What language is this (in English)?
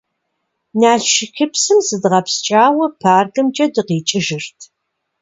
Kabardian